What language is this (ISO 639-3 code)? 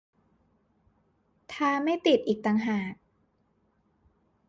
tha